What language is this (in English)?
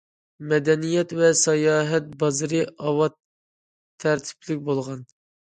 Uyghur